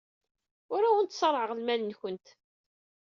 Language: Kabyle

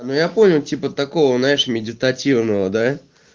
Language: Russian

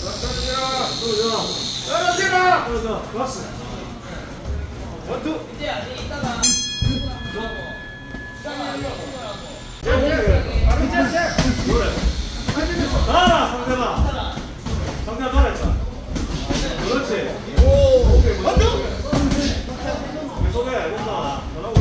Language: Korean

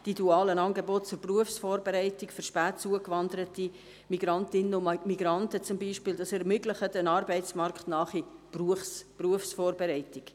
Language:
Swiss German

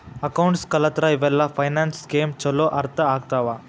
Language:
Kannada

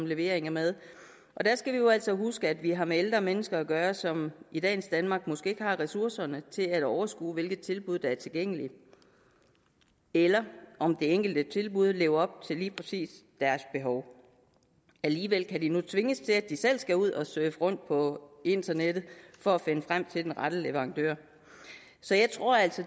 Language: Danish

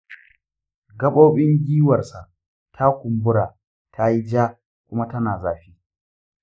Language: Hausa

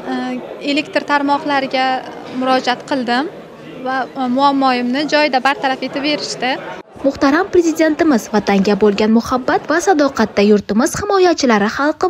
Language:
Turkish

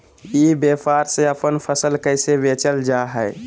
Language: Magahi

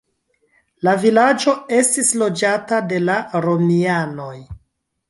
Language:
Esperanto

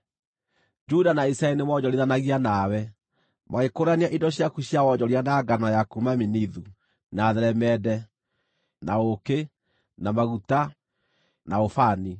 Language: Kikuyu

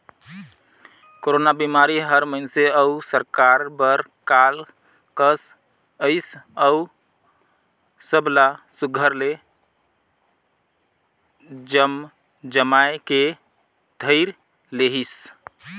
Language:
Chhattisgarhi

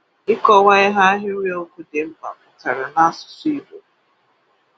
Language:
Igbo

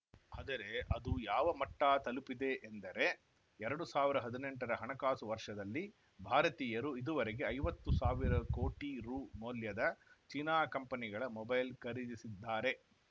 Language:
Kannada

